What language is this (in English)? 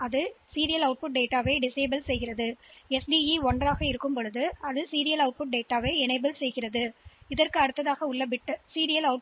Tamil